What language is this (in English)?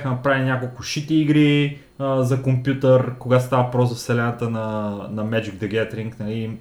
Bulgarian